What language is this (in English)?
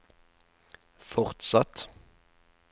Norwegian